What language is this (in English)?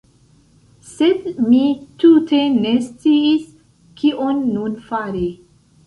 Esperanto